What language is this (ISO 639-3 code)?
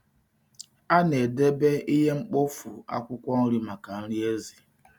ibo